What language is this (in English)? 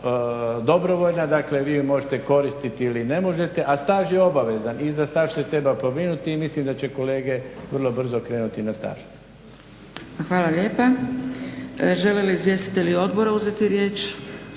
Croatian